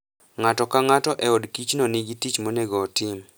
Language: Luo (Kenya and Tanzania)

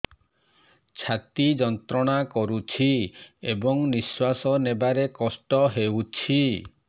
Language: Odia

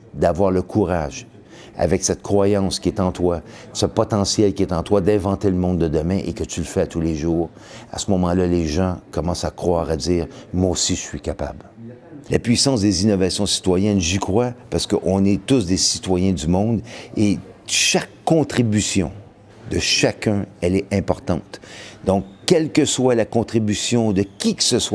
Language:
French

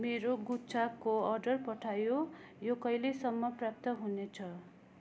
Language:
Nepali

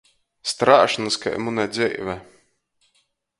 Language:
Latgalian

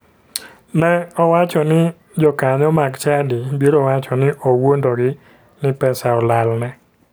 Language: Luo (Kenya and Tanzania)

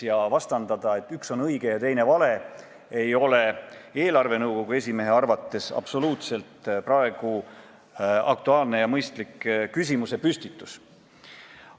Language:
Estonian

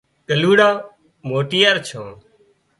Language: Wadiyara Koli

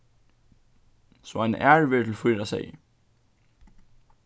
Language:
Faroese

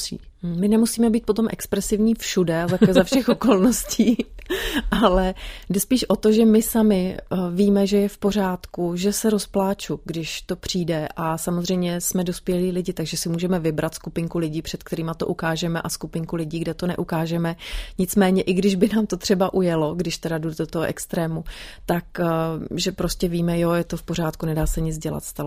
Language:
Czech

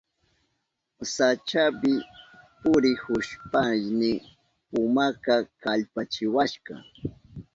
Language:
Southern Pastaza Quechua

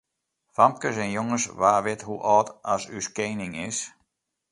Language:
Western Frisian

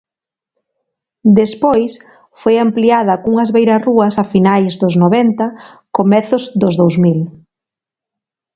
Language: Galician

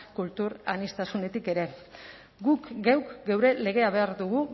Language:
Basque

